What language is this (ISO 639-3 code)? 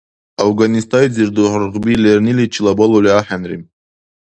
dar